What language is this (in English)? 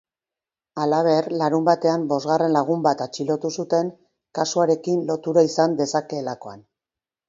Basque